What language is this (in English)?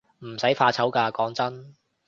Cantonese